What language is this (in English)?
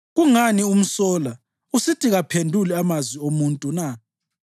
North Ndebele